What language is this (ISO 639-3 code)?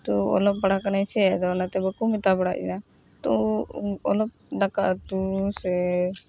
sat